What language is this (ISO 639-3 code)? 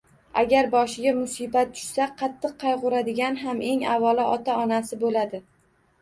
uzb